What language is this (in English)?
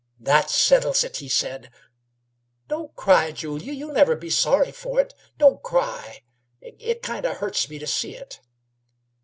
English